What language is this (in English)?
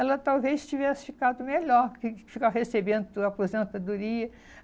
Portuguese